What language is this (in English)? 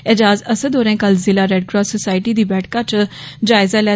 Dogri